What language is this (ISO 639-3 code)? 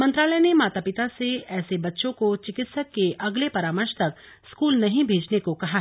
hin